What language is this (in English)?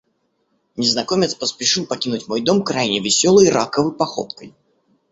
Russian